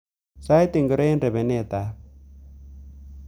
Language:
Kalenjin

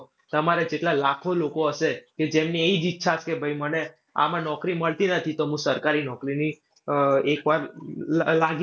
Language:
Gujarati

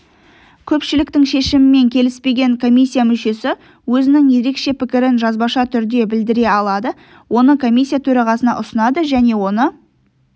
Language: Kazakh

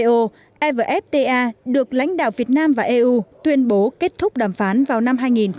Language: Vietnamese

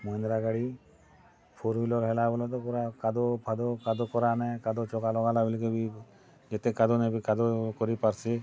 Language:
Odia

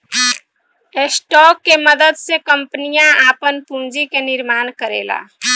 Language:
Bhojpuri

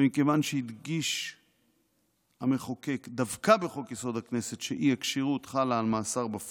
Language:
Hebrew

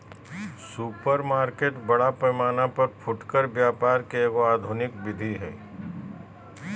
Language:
Magahi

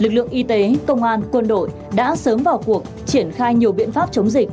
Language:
Vietnamese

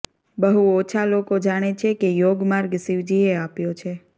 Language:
Gujarati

